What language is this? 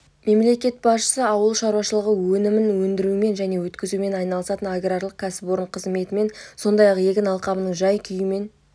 Kazakh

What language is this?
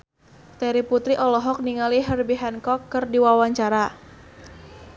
Sundanese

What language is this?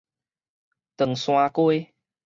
Min Nan Chinese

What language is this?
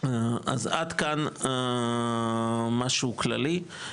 Hebrew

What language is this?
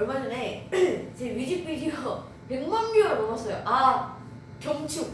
Korean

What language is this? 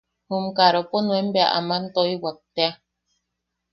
Yaqui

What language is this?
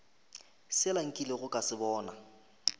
Northern Sotho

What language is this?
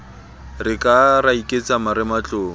Southern Sotho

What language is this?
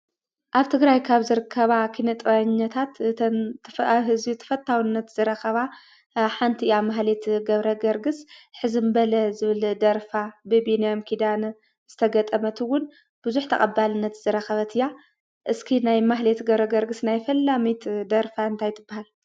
Tigrinya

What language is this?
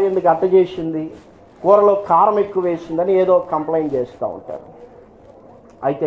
English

